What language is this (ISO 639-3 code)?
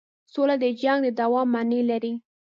pus